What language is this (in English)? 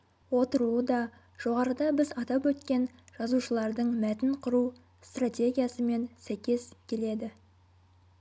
Kazakh